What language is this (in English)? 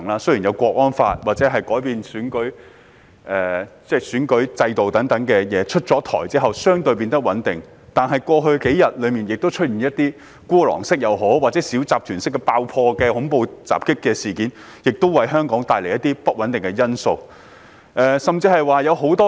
Cantonese